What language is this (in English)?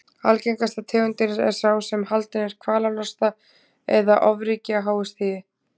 Icelandic